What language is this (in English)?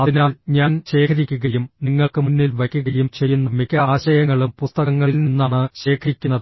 Malayalam